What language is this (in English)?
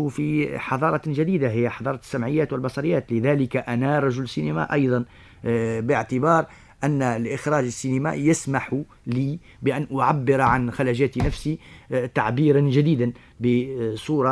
Arabic